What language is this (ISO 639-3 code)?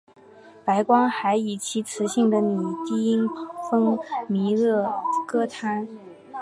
zho